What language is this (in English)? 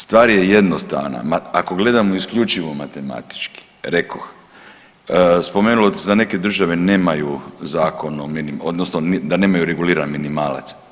Croatian